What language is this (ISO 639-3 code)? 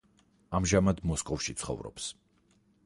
kat